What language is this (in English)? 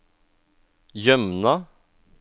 Norwegian